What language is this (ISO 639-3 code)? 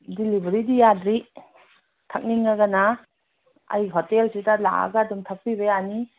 mni